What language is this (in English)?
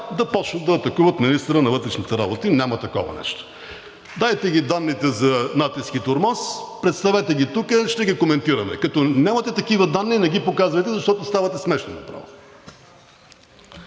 Bulgarian